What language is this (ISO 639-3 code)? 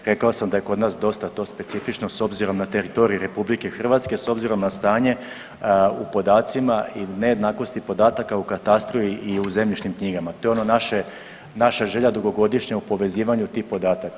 hrv